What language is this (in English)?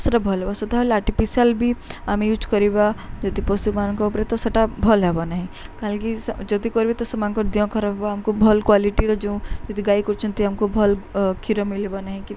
Odia